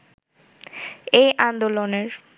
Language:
Bangla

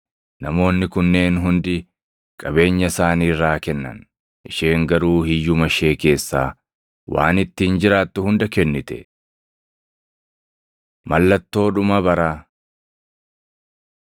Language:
Oromo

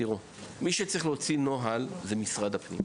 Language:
Hebrew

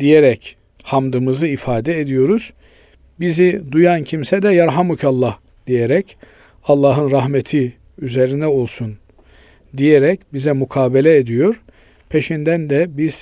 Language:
Turkish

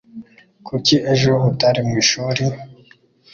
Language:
Kinyarwanda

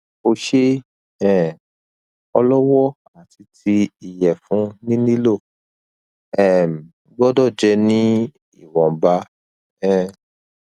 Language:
Yoruba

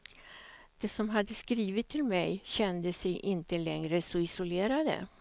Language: Swedish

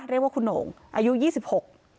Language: Thai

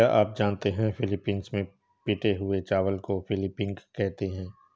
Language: Hindi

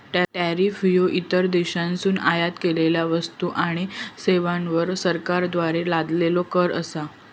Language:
Marathi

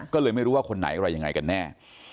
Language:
Thai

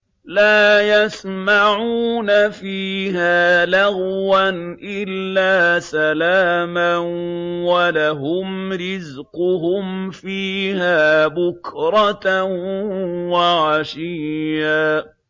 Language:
Arabic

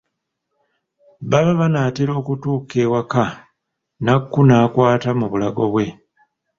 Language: Ganda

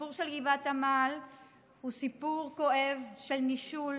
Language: Hebrew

